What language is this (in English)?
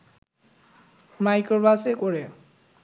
Bangla